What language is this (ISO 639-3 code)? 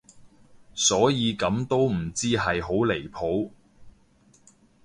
yue